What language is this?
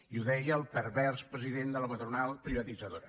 Catalan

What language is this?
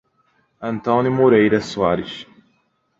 Portuguese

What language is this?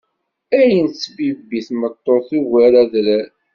Kabyle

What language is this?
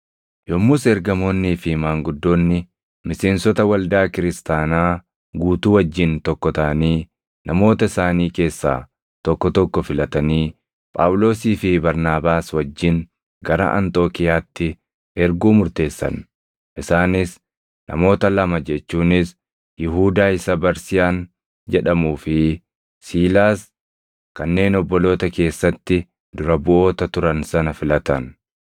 Oromo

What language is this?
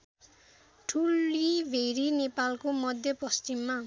Nepali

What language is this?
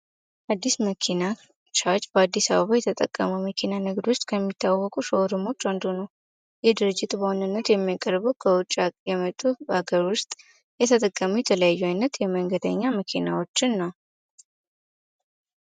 Amharic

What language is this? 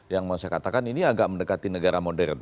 Indonesian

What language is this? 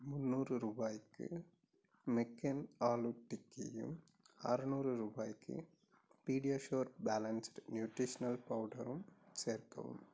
Tamil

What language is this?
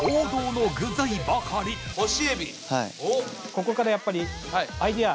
Japanese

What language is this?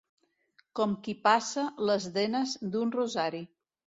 Catalan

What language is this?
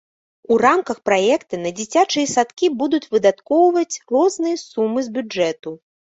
Belarusian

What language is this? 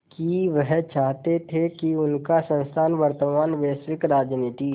Hindi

